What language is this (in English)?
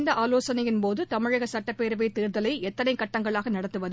Tamil